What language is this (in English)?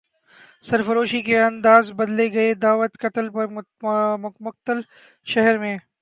Urdu